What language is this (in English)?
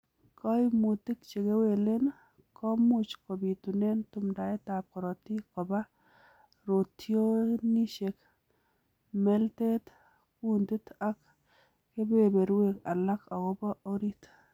Kalenjin